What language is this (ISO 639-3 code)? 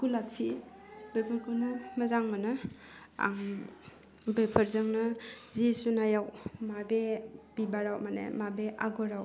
brx